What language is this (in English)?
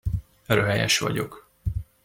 Hungarian